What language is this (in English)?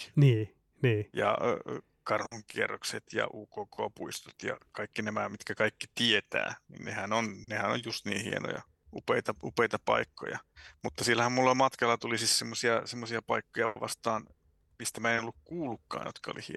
Finnish